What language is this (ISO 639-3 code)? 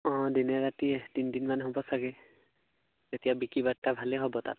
asm